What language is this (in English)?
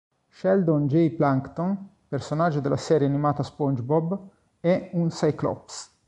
Italian